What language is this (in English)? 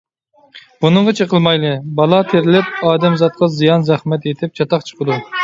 Uyghur